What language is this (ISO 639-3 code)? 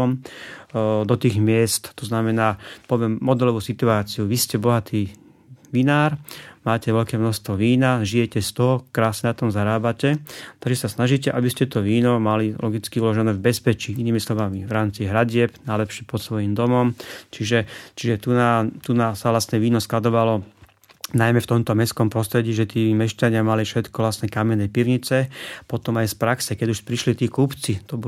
slk